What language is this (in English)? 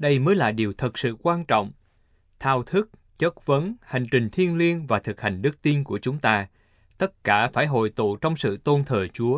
Vietnamese